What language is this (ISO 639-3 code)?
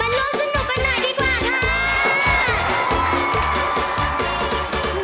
tha